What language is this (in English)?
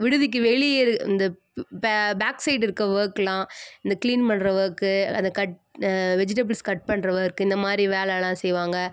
Tamil